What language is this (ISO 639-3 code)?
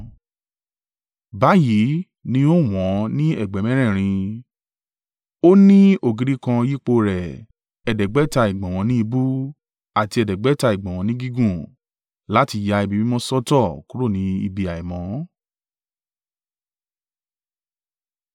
yor